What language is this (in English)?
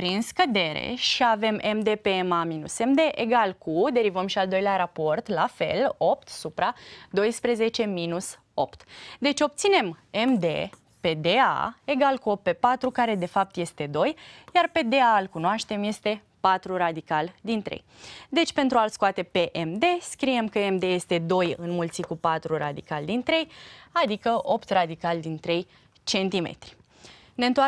Romanian